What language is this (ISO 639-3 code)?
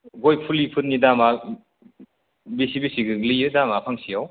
brx